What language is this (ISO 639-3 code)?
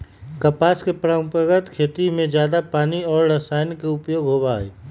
mag